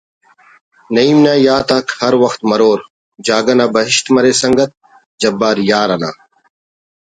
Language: Brahui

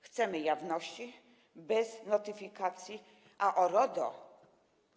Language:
Polish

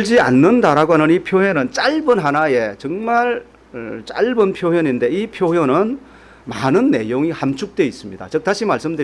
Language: Korean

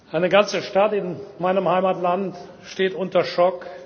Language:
German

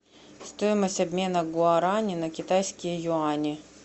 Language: Russian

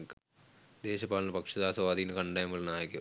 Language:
Sinhala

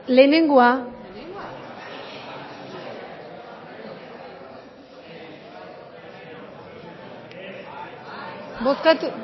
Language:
Basque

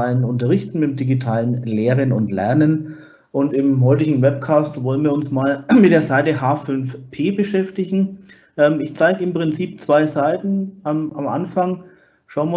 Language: German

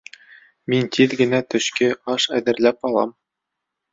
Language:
Bashkir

